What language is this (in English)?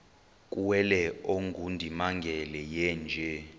Xhosa